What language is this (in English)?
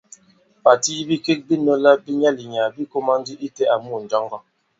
Bankon